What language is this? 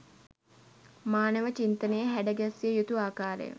Sinhala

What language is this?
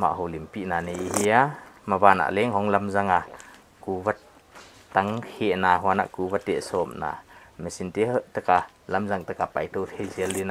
Thai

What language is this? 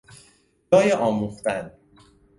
Persian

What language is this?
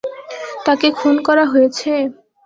Bangla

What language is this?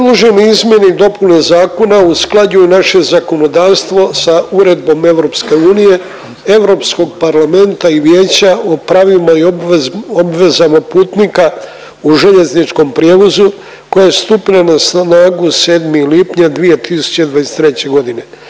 Croatian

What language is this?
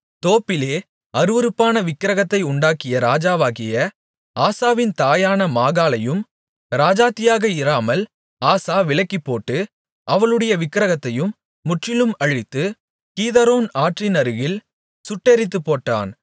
Tamil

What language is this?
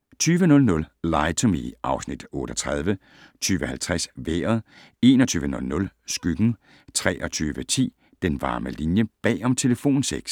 Danish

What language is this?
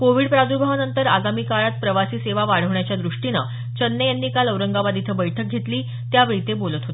Marathi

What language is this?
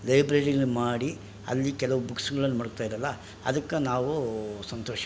Kannada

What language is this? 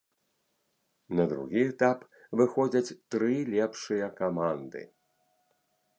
Belarusian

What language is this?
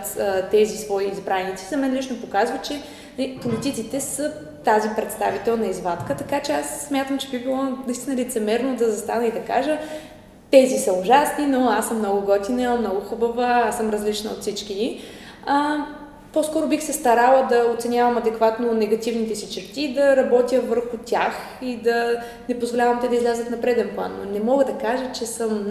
Bulgarian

